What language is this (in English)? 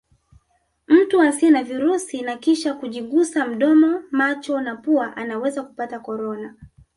Swahili